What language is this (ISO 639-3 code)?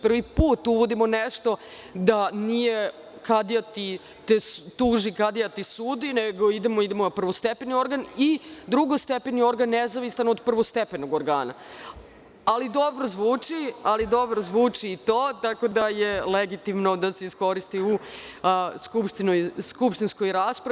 srp